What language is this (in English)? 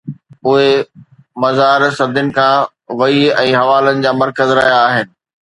Sindhi